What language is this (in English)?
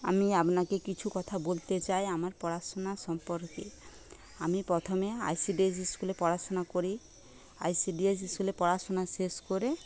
Bangla